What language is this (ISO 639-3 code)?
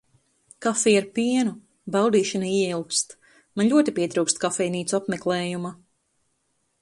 lav